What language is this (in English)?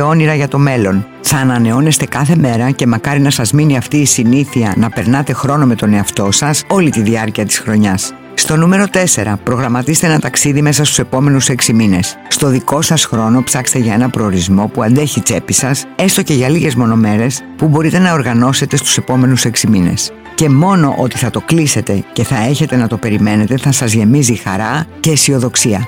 Greek